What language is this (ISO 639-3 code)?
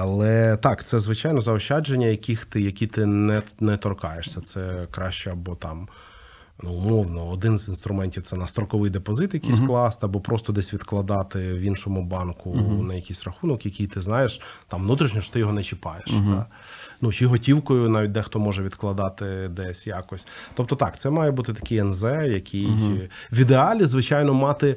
ukr